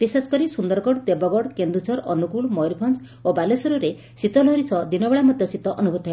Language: Odia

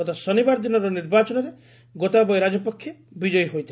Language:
Odia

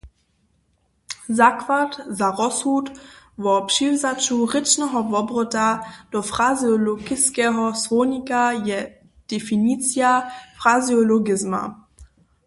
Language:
Upper Sorbian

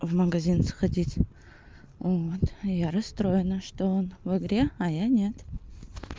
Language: Russian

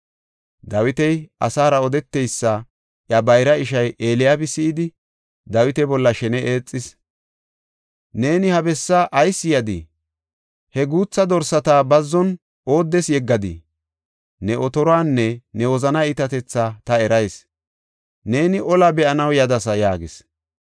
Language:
Gofa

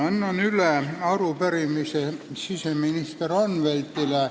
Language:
Estonian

